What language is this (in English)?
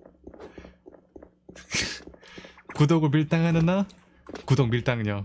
Korean